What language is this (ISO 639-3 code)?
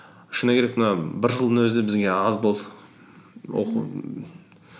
kaz